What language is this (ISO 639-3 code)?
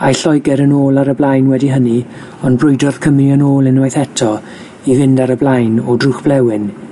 cym